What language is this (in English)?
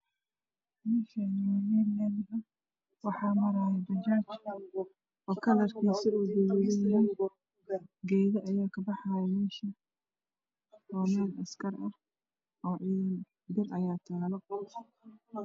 Somali